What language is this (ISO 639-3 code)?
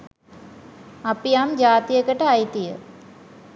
sin